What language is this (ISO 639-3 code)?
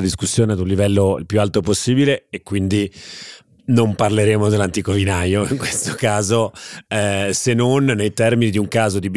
ita